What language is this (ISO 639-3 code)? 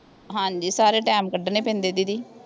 pan